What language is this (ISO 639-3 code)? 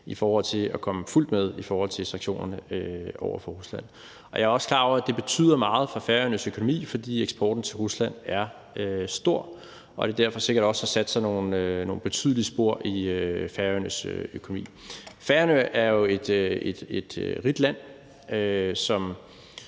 dan